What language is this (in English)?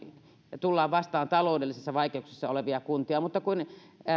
Finnish